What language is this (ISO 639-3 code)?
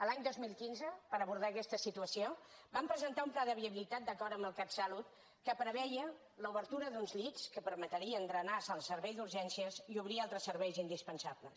cat